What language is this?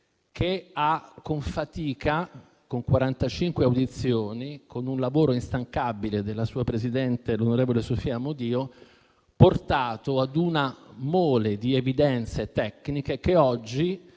Italian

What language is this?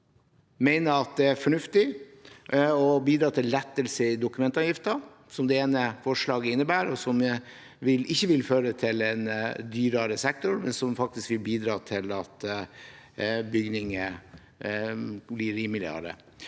Norwegian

